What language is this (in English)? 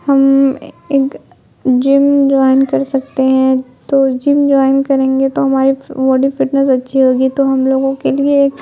Urdu